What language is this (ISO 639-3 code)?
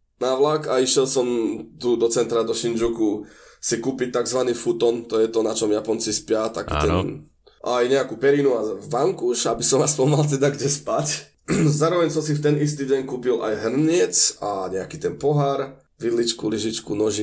slk